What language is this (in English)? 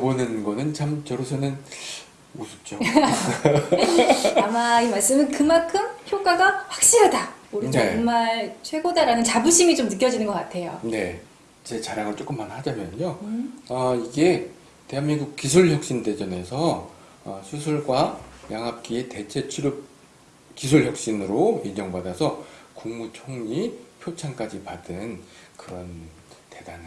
Korean